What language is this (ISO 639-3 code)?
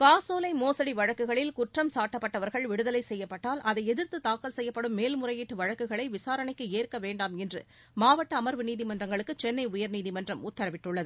tam